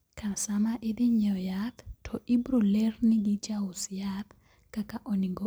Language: Luo (Kenya and Tanzania)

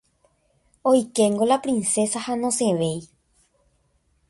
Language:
Guarani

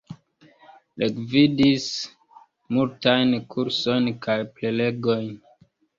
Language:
Esperanto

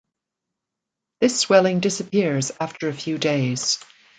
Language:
English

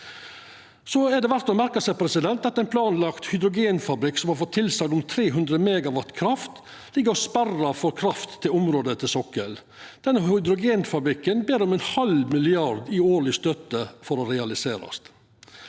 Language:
Norwegian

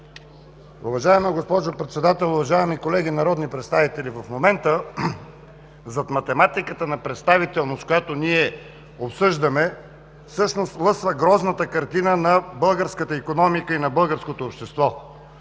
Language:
Bulgarian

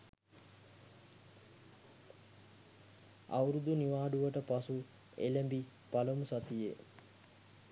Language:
Sinhala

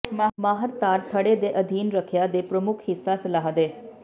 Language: Punjabi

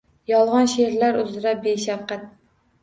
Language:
Uzbek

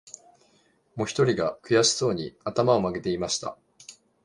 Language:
Japanese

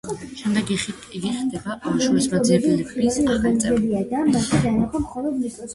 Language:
Georgian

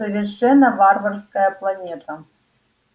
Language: Russian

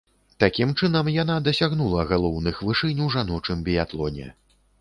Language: Belarusian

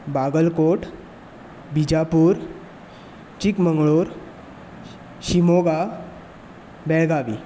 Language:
Konkani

